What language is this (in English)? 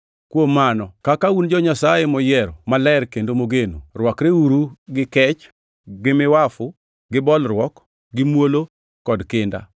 Luo (Kenya and Tanzania)